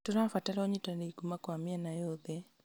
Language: Kikuyu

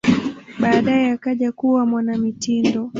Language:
Swahili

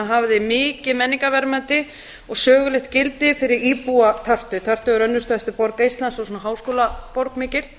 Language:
Icelandic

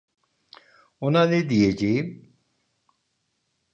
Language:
Turkish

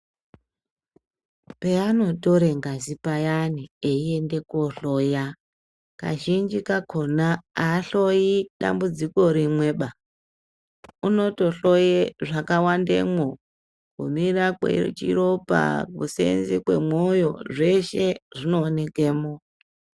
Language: Ndau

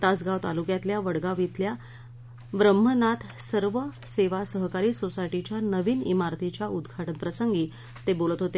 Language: Marathi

